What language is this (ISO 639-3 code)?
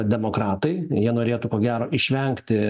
lit